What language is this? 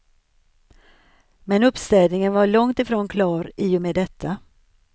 Swedish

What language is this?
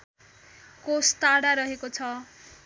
Nepali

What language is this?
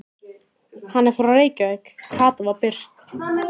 Icelandic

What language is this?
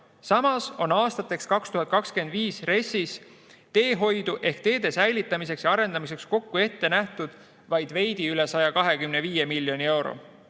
Estonian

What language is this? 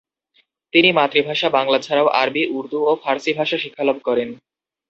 Bangla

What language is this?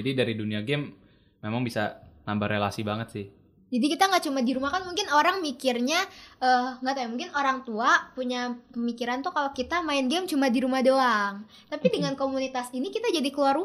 Indonesian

